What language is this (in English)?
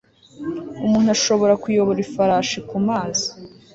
Kinyarwanda